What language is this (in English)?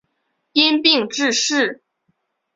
Chinese